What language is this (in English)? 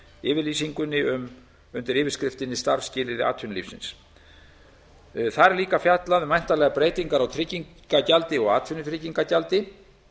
Icelandic